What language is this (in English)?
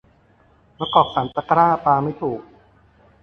Thai